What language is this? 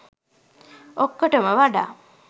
Sinhala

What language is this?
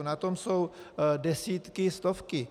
Czech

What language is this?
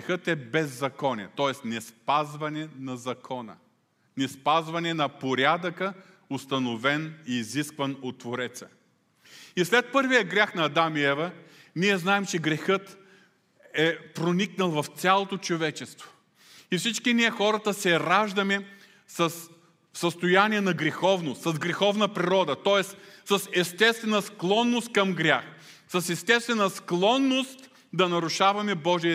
Bulgarian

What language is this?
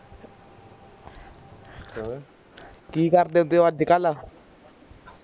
Punjabi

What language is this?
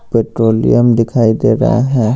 Hindi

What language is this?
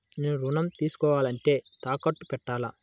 Telugu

